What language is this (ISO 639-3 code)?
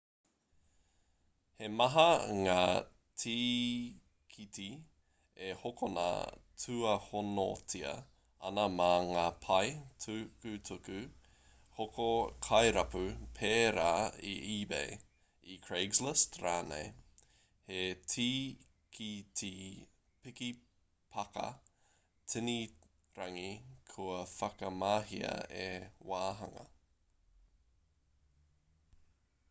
mri